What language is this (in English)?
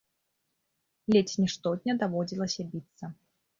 Belarusian